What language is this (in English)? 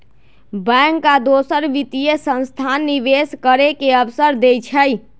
Magahi